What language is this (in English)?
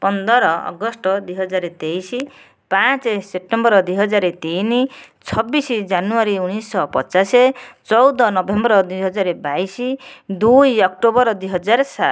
Odia